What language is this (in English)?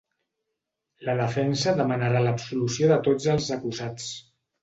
Catalan